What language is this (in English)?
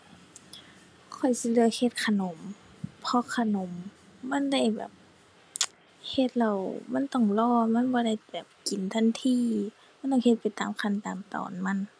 Thai